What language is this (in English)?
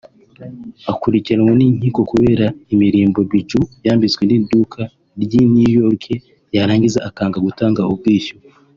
Kinyarwanda